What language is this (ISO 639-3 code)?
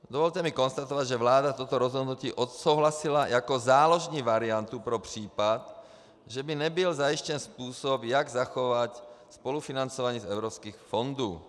ces